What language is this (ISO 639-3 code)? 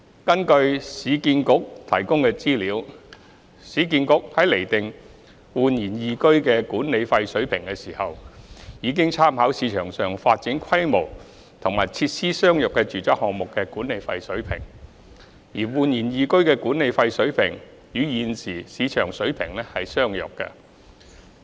yue